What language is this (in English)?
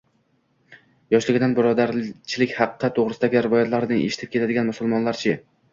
Uzbek